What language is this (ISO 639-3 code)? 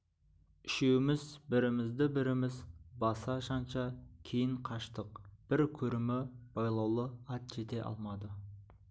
kaz